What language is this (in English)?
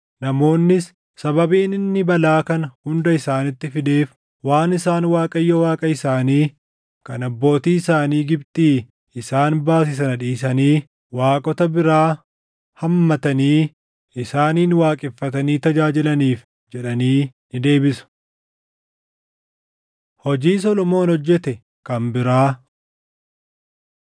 Oromo